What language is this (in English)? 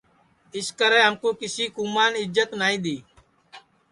Sansi